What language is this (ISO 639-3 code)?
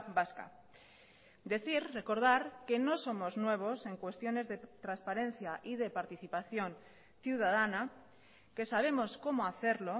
spa